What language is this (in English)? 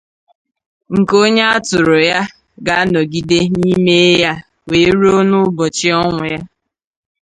Igbo